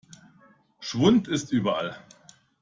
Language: German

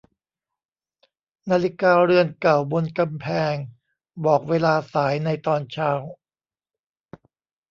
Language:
Thai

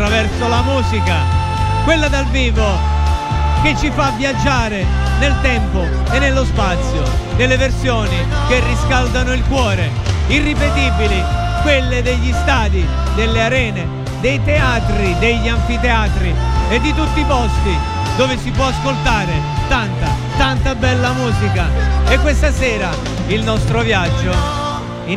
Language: Italian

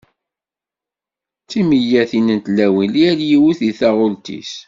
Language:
Kabyle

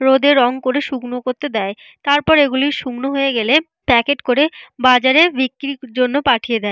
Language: Bangla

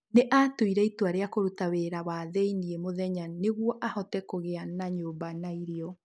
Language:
Kikuyu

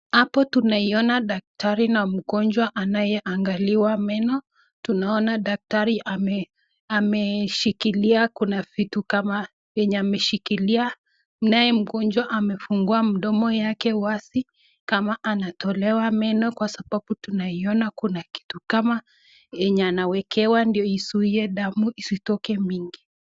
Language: Swahili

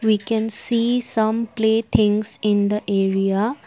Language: English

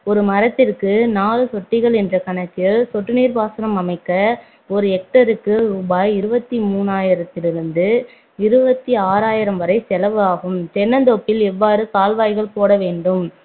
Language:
Tamil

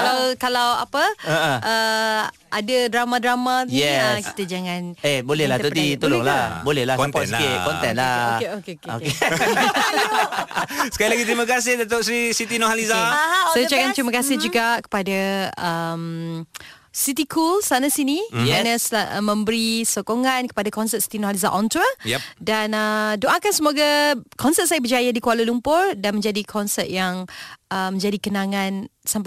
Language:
Malay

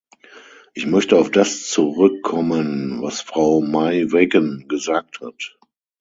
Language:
German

